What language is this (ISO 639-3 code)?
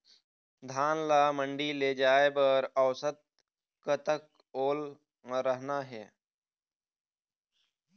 hne